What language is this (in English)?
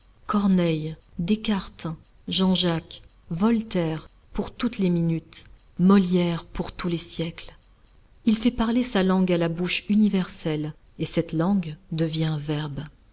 French